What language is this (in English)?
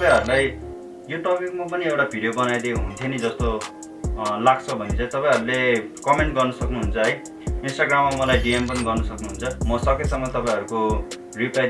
Nepali